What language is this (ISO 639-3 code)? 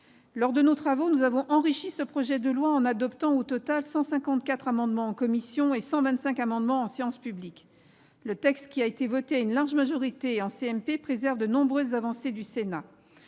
fra